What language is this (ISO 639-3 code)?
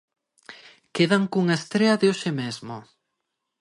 glg